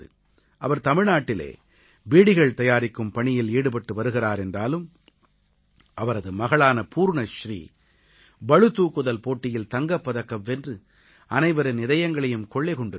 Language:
Tamil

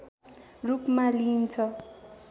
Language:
Nepali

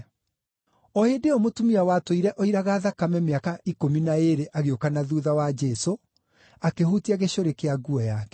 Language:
Kikuyu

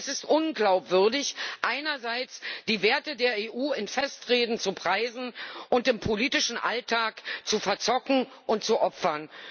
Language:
German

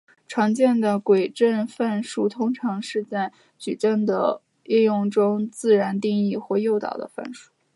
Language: Chinese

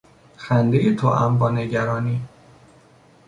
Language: Persian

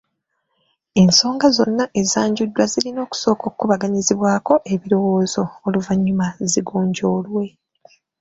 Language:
Ganda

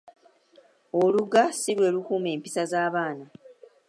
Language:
Ganda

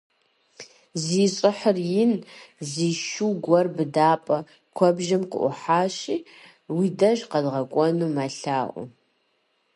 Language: Kabardian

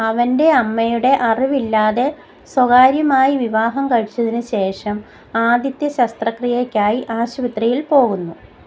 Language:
Malayalam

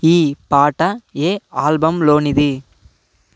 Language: Telugu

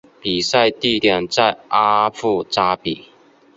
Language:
Chinese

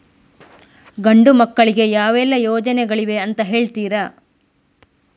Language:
Kannada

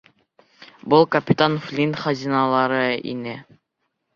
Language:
Bashkir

